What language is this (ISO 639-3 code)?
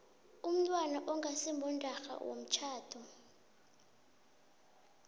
nbl